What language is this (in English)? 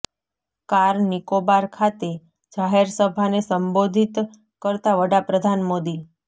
Gujarati